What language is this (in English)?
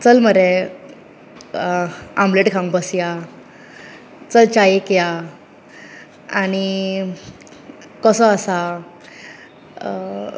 Konkani